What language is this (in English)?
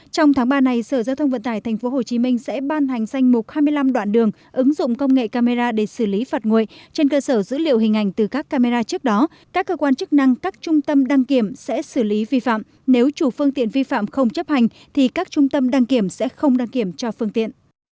Vietnamese